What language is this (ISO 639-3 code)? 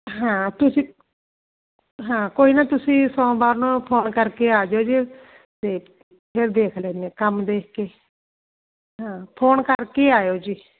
pan